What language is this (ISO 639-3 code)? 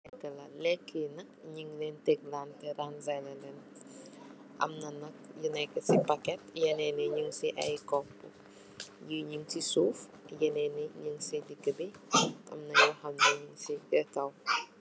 wol